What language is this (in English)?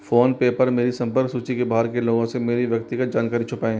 Hindi